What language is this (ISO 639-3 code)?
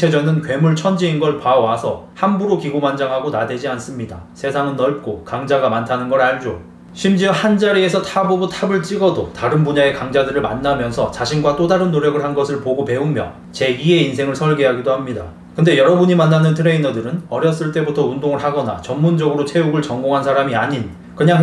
kor